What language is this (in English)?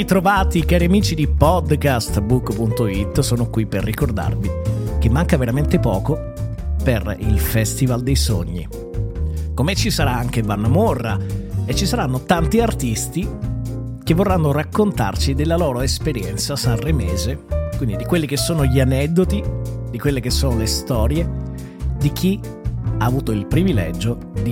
Italian